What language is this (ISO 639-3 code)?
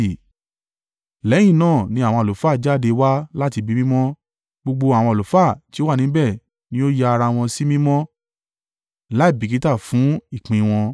yor